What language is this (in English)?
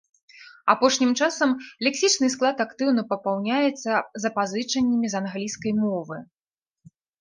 Belarusian